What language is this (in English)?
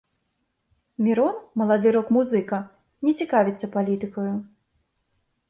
Belarusian